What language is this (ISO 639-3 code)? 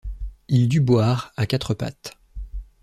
fra